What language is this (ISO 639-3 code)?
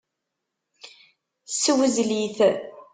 kab